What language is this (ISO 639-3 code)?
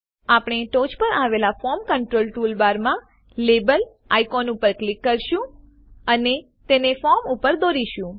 guj